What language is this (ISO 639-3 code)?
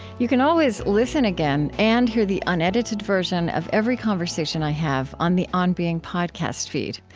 eng